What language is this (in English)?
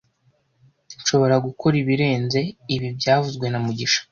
Kinyarwanda